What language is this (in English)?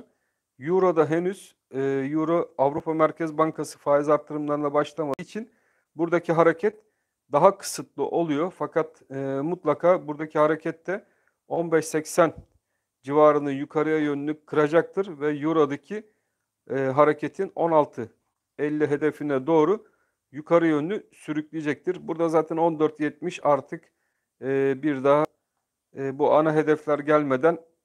Turkish